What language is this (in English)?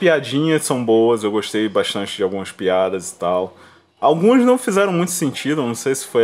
Portuguese